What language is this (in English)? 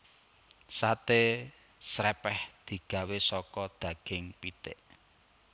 Javanese